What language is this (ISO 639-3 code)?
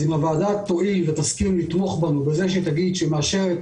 heb